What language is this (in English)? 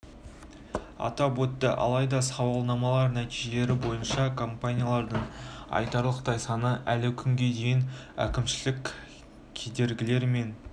Kazakh